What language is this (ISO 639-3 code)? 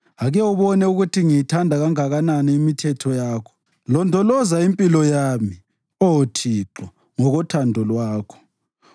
nde